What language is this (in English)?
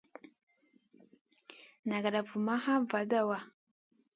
Masana